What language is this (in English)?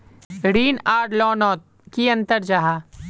Magahi